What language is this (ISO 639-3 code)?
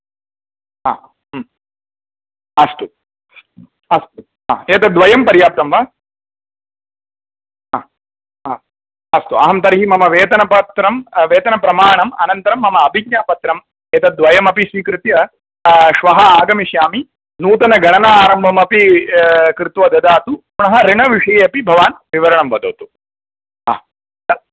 san